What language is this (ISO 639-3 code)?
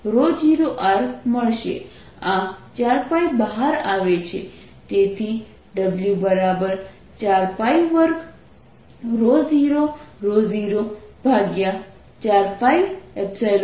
guj